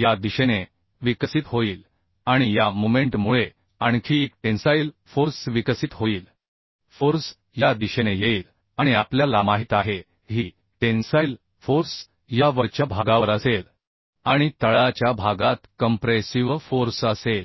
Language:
Marathi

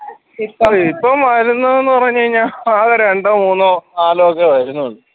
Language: Malayalam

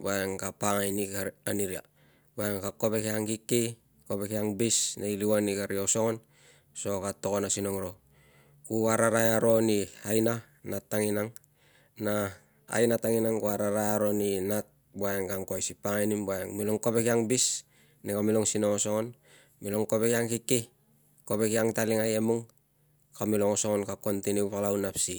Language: Tungag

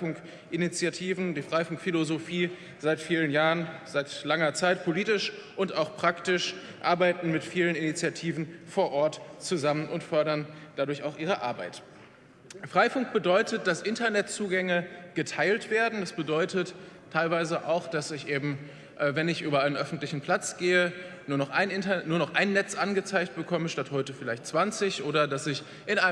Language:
German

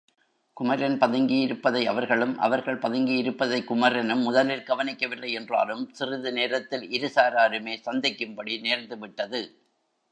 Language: Tamil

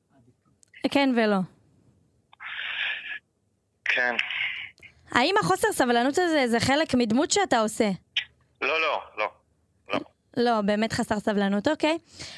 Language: Hebrew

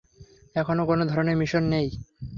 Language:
Bangla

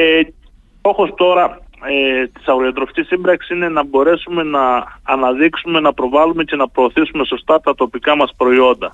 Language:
Greek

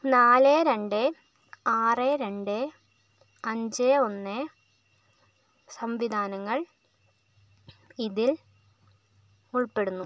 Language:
Malayalam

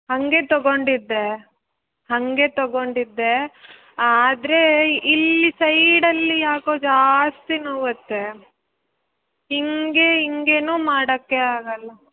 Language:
Kannada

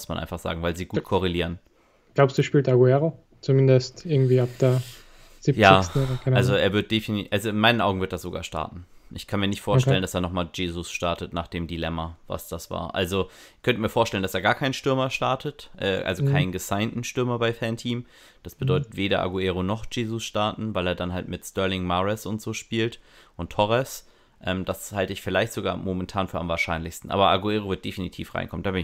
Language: German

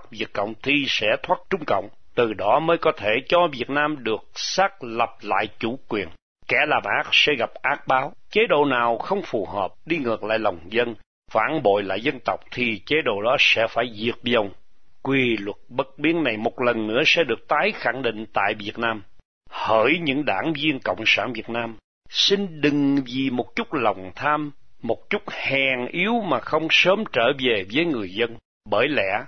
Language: Vietnamese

